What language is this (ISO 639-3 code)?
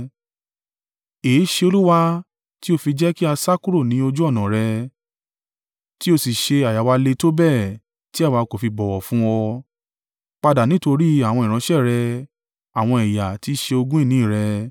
yor